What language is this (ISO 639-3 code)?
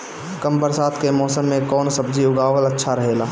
bho